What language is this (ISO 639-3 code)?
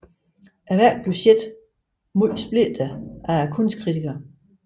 dan